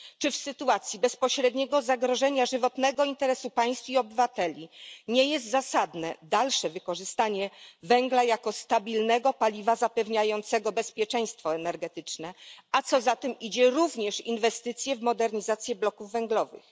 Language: Polish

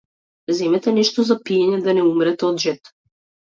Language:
Macedonian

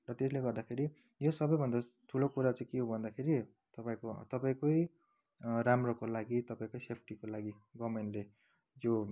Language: Nepali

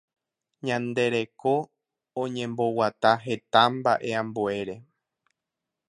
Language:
Guarani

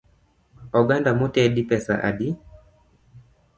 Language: Luo (Kenya and Tanzania)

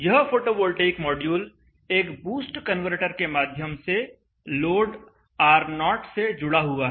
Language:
Hindi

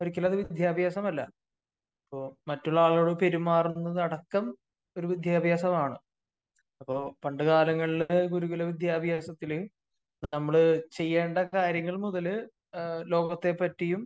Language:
Malayalam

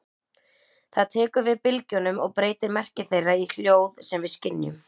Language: Icelandic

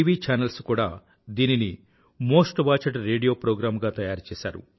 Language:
Telugu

